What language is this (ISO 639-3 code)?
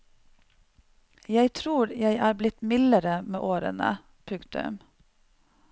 nor